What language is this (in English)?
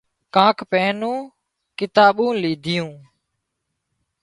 Wadiyara Koli